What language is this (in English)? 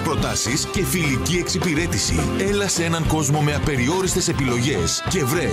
Greek